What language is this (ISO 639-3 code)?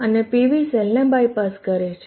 guj